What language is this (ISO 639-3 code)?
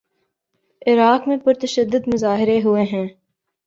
urd